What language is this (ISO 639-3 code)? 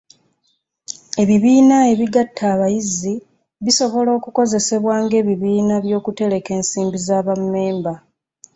lug